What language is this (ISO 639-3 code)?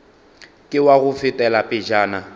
nso